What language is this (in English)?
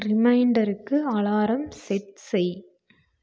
Tamil